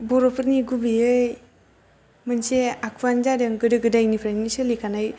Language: Bodo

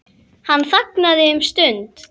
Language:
Icelandic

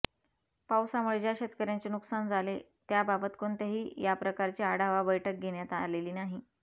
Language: Marathi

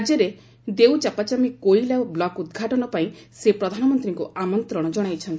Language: Odia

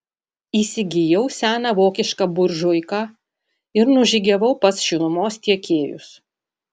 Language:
Lithuanian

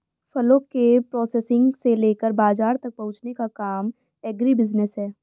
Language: Hindi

